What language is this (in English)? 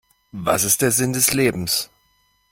German